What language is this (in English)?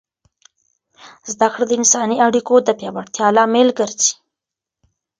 Pashto